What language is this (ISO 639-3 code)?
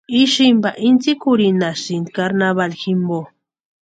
pua